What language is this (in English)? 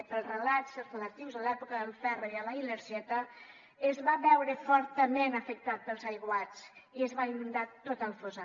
Catalan